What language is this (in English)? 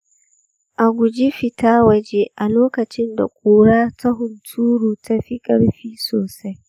Hausa